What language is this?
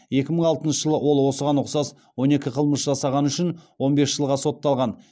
Kazakh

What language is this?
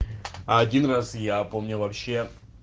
Russian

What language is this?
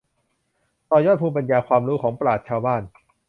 Thai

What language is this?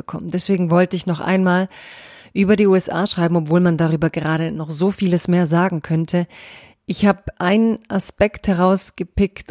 German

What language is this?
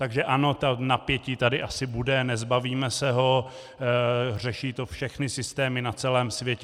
Czech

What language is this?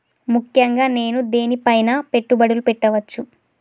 Telugu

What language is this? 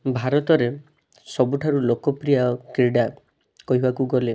Odia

